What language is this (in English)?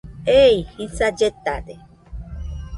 Nüpode Huitoto